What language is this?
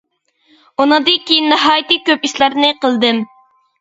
Uyghur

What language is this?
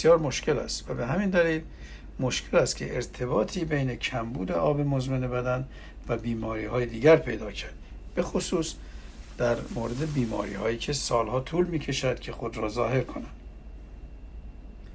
Persian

